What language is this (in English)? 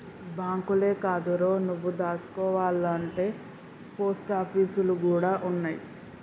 Telugu